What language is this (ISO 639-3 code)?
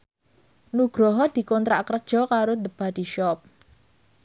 jav